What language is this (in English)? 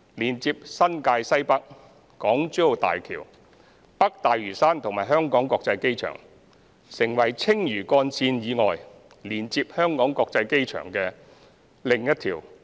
Cantonese